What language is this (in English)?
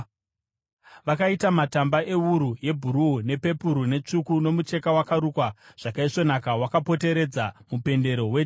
Shona